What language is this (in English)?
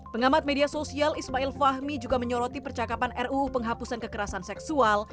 Indonesian